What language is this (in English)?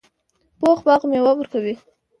Pashto